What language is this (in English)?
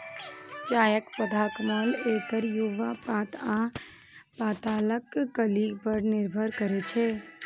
Maithili